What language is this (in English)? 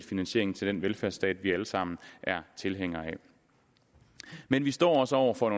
Danish